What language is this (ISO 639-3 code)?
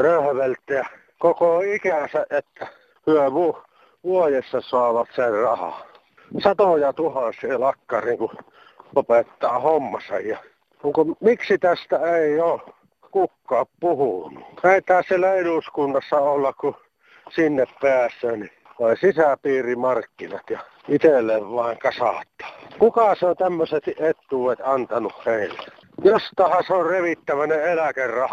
fin